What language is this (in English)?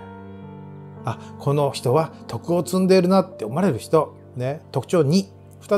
Japanese